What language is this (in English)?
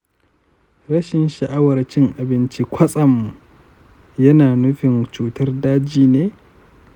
Hausa